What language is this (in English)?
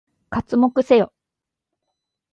Japanese